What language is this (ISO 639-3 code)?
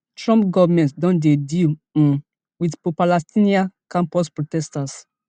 pcm